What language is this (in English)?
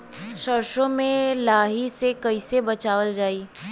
Bhojpuri